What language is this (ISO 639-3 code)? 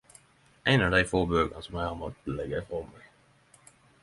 nno